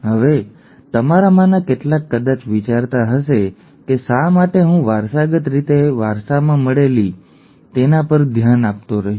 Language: Gujarati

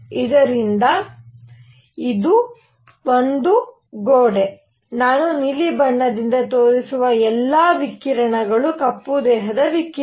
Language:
Kannada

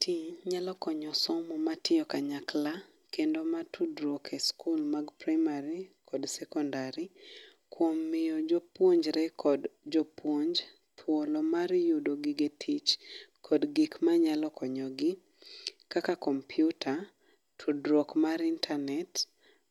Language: Luo (Kenya and Tanzania)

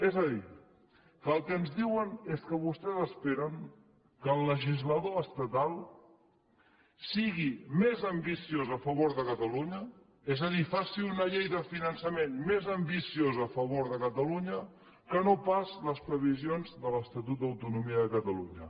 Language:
Catalan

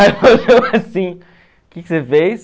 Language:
Portuguese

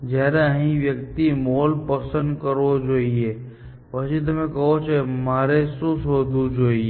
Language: Gujarati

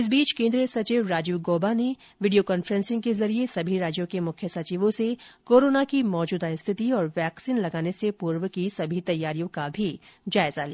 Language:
Hindi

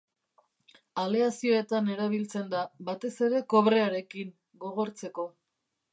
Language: Basque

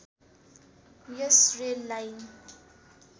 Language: Nepali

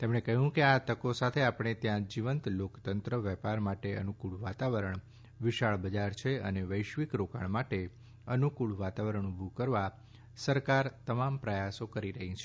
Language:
Gujarati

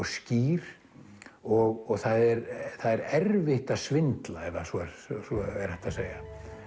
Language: Icelandic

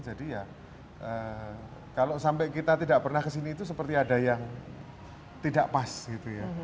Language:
Indonesian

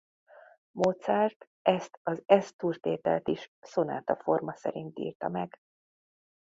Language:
Hungarian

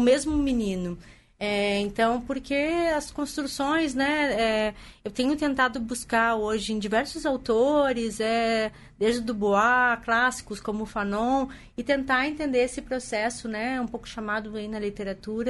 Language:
Portuguese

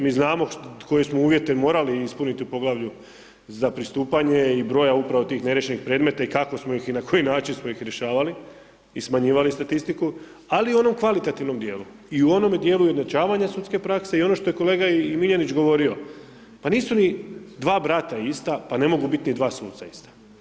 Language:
Croatian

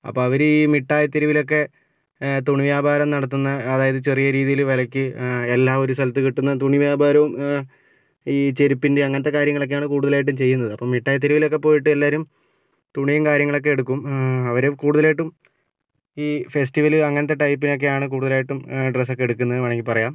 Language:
Malayalam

